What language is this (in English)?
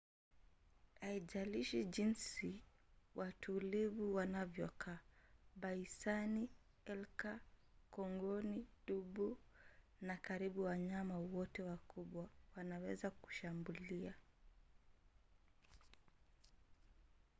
Swahili